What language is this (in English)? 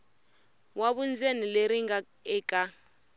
Tsonga